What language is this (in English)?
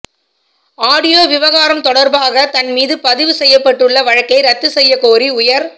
Tamil